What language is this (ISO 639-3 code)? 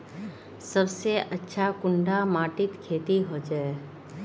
mag